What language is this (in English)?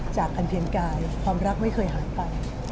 Thai